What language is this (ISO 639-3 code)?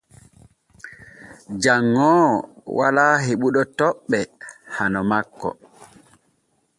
fue